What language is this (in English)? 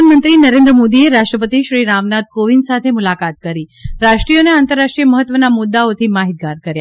Gujarati